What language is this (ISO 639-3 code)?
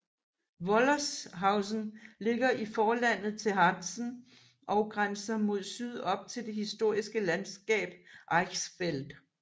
dan